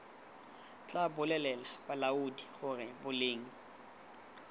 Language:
Tswana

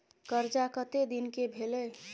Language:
Maithili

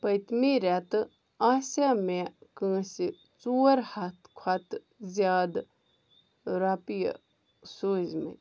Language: Kashmiri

